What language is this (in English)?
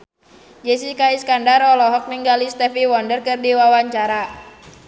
Sundanese